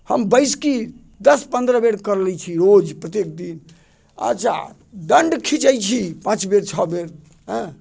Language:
Maithili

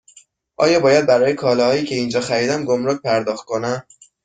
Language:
Persian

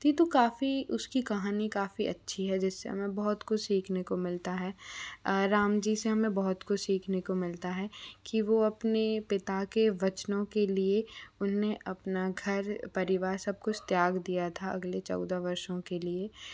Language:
Hindi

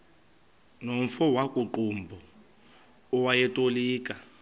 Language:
Xhosa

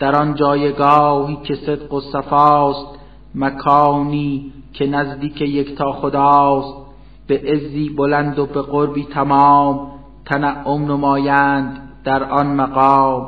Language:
Persian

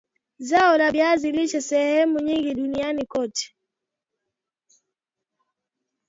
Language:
Swahili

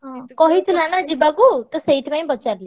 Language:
Odia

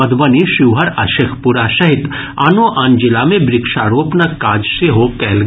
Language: Maithili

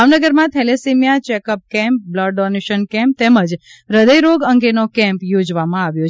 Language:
Gujarati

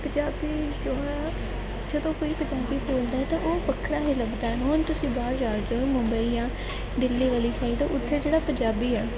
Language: Punjabi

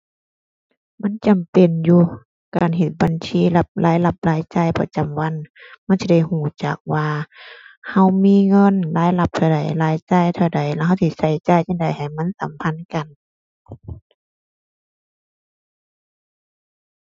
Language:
Thai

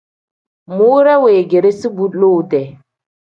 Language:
Tem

